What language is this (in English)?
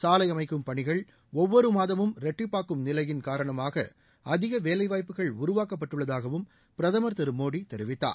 Tamil